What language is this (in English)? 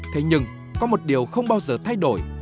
Vietnamese